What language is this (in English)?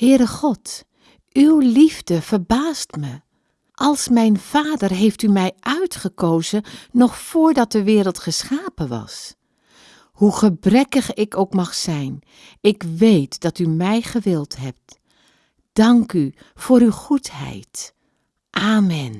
Dutch